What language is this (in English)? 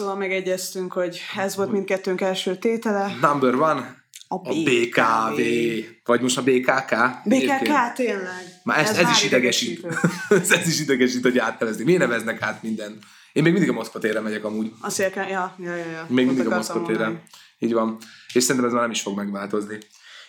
Hungarian